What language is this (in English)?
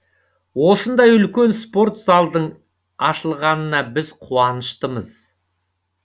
Kazakh